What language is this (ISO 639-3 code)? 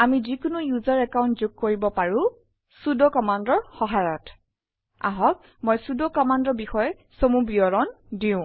asm